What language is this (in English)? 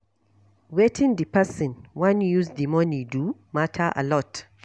Nigerian Pidgin